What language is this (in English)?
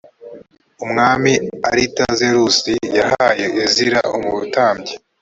Kinyarwanda